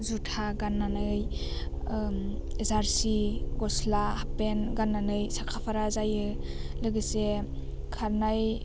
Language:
Bodo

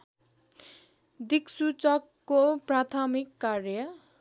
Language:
Nepali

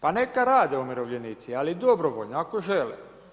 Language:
Croatian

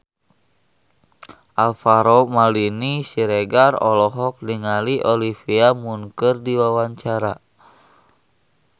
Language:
Sundanese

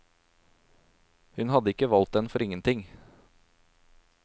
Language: Norwegian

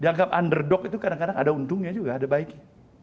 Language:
Indonesian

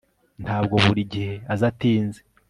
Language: Kinyarwanda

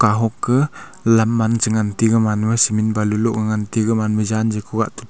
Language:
Wancho Naga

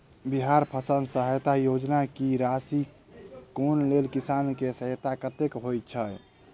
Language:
Maithili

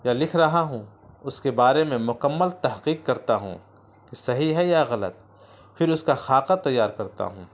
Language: Urdu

